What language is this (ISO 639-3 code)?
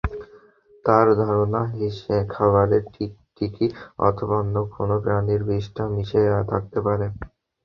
ben